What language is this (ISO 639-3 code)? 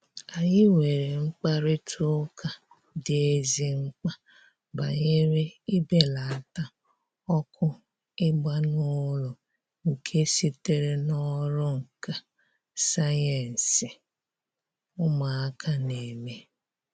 ibo